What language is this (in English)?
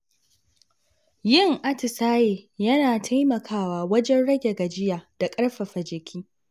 Hausa